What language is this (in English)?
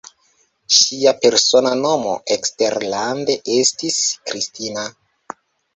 Esperanto